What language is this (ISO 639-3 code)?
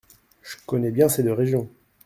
fra